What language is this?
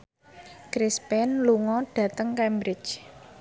Javanese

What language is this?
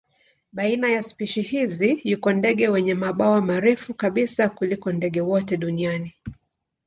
Swahili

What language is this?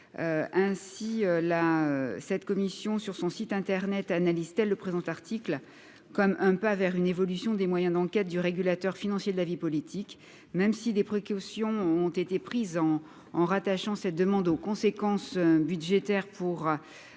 French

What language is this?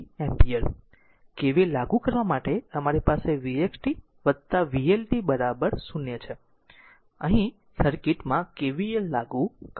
Gujarati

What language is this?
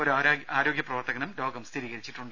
Malayalam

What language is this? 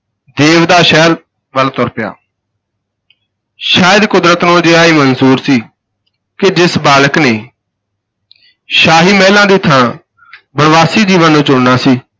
Punjabi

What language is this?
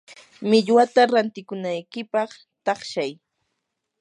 Yanahuanca Pasco Quechua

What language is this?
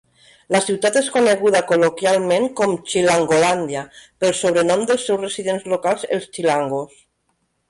Catalan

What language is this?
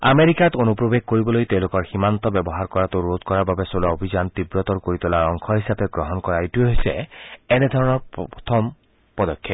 Assamese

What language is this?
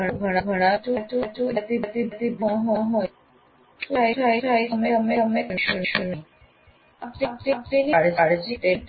Gujarati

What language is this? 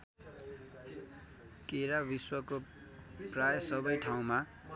Nepali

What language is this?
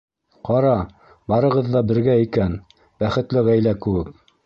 Bashkir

